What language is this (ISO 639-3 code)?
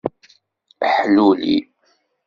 kab